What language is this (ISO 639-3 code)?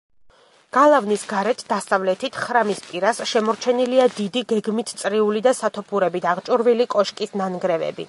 kat